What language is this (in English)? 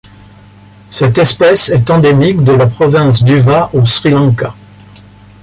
French